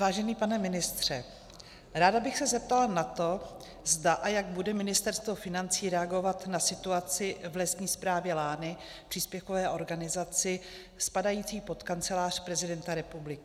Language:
Czech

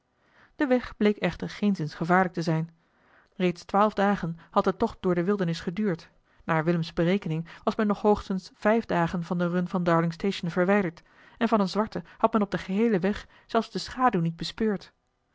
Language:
Dutch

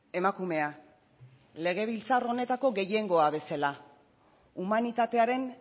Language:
Basque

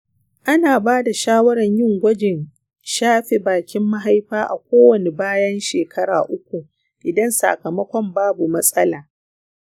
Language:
Hausa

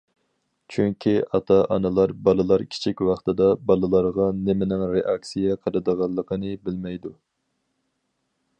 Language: Uyghur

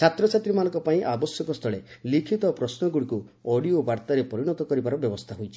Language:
Odia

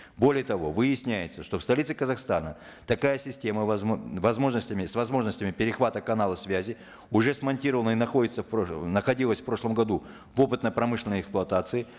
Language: Kazakh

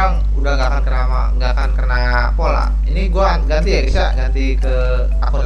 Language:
Indonesian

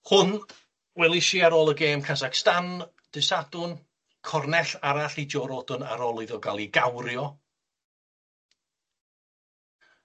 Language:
Welsh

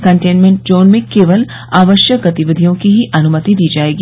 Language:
Hindi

